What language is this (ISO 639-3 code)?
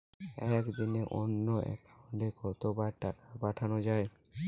ben